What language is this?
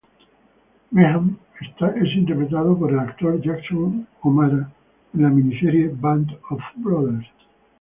Spanish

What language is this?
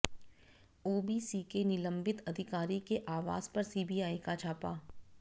Hindi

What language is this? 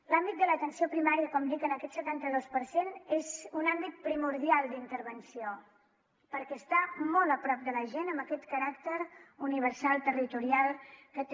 Catalan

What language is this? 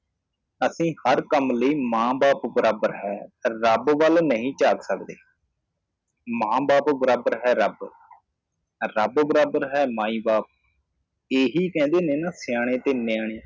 Punjabi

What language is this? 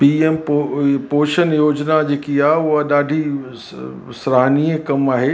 Sindhi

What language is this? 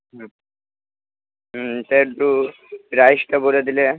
Bangla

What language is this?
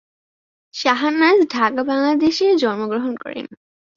Bangla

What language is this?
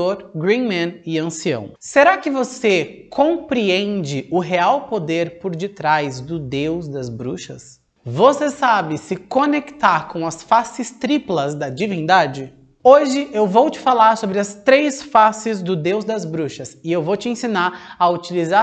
Portuguese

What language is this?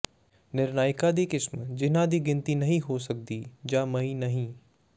Punjabi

